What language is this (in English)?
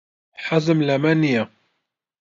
Central Kurdish